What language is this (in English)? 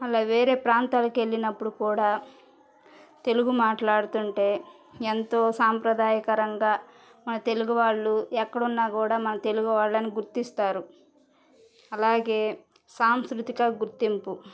Telugu